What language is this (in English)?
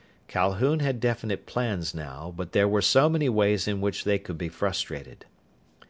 English